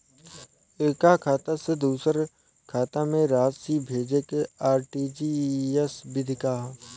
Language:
Bhojpuri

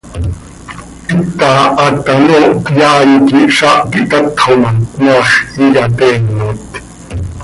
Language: Seri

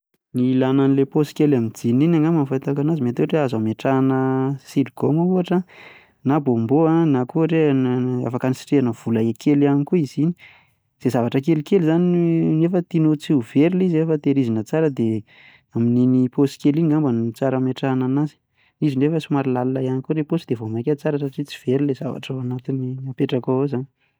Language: Malagasy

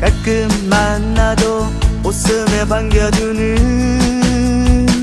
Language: Korean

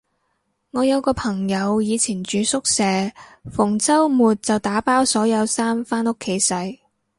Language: Cantonese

